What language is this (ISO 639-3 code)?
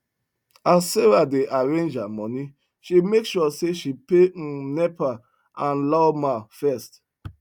pcm